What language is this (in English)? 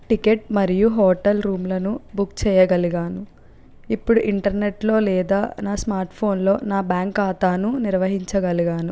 Telugu